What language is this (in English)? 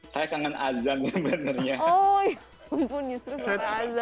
Indonesian